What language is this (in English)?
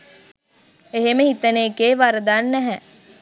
Sinhala